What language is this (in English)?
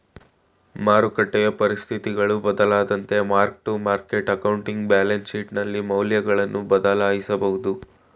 Kannada